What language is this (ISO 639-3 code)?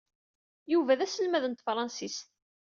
kab